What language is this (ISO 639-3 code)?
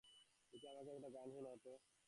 ben